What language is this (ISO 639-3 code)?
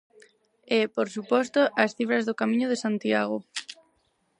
glg